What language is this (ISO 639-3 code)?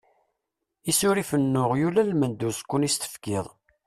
kab